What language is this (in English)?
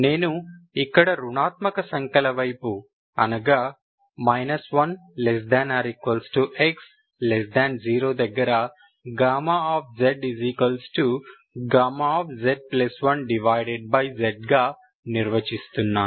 Telugu